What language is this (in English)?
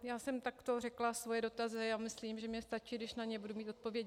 Czech